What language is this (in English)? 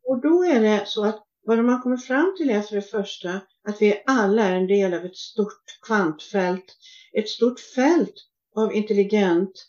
Swedish